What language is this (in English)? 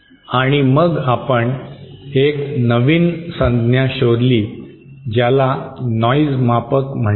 Marathi